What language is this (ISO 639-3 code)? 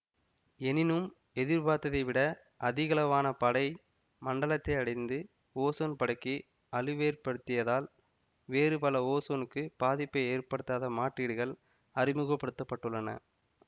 tam